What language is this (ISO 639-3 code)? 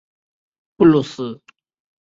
zho